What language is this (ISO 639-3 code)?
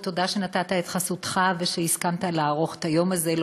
heb